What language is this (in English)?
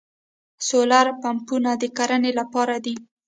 Pashto